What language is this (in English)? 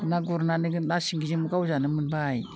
Bodo